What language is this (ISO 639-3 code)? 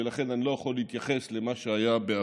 heb